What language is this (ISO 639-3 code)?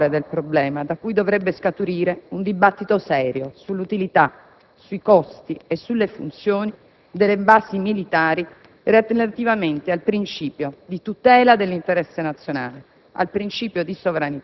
ita